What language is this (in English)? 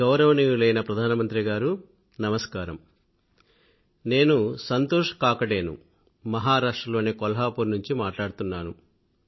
Telugu